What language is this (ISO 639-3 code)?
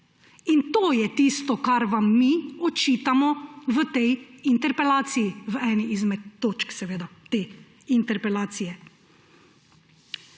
slv